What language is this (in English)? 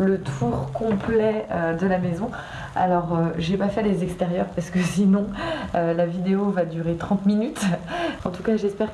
French